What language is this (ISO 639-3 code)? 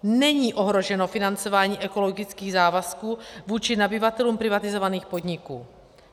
ces